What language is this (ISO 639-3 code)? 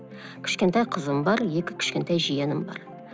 kaz